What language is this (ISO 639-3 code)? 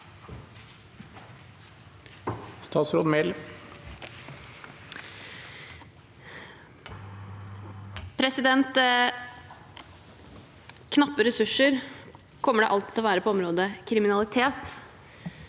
nor